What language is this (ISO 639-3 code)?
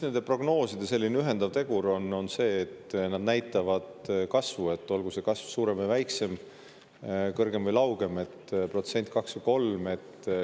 est